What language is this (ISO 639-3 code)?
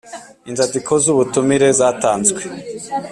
kin